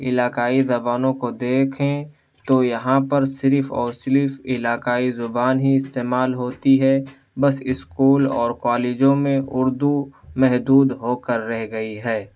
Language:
Urdu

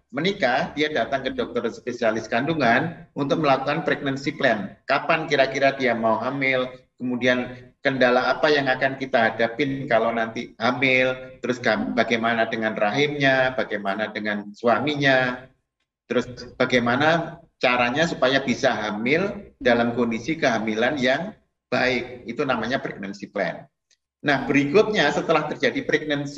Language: Indonesian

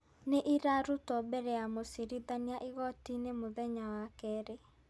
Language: Kikuyu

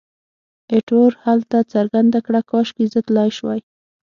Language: Pashto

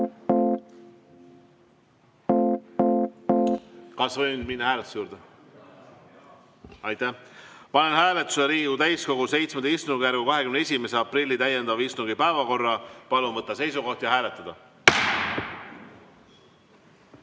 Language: Estonian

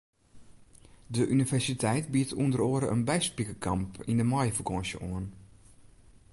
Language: Western Frisian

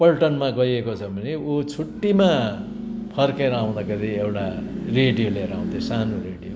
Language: Nepali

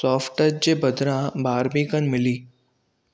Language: Sindhi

